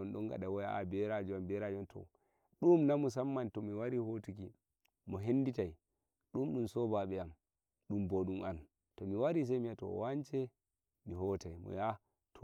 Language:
Nigerian Fulfulde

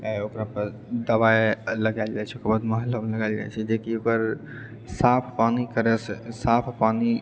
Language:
Maithili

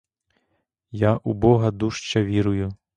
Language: Ukrainian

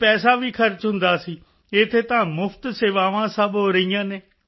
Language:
Punjabi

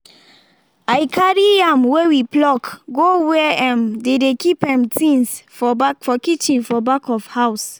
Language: Nigerian Pidgin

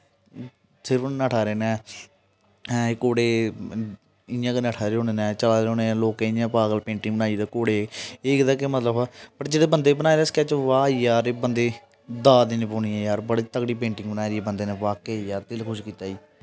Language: Dogri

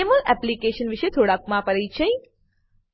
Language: Gujarati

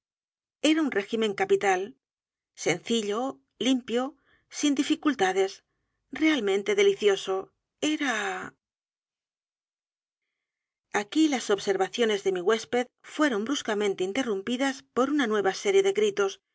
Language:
Spanish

